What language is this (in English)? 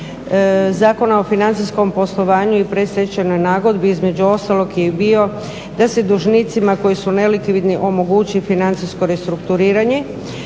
Croatian